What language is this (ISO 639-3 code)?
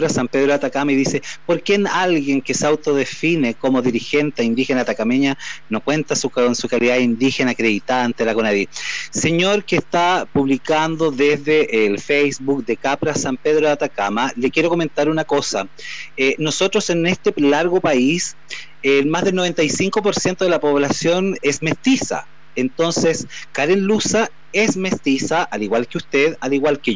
spa